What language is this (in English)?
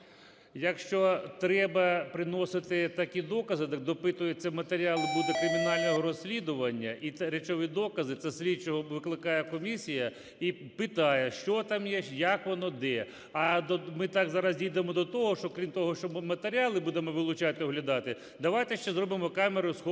Ukrainian